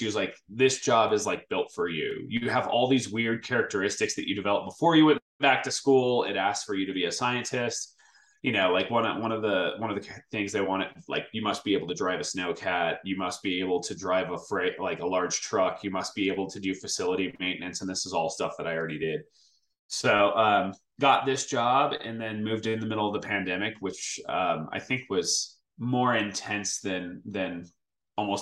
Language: English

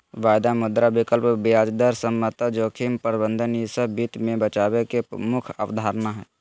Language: Magahi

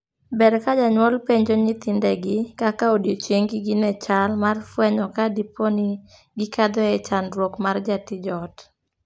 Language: Luo (Kenya and Tanzania)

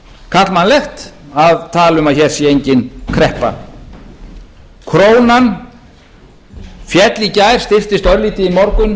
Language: Icelandic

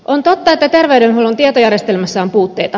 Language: Finnish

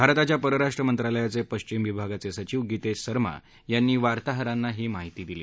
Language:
Marathi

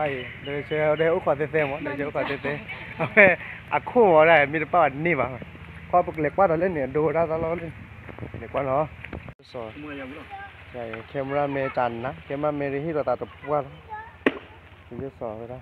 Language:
Thai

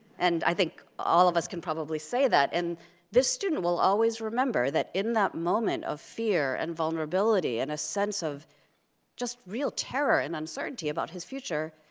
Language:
English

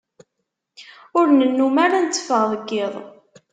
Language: Kabyle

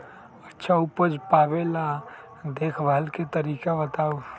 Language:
Magahi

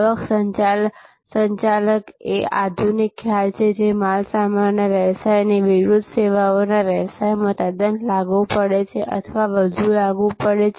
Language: Gujarati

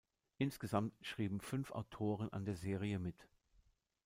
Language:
German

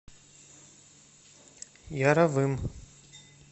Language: Russian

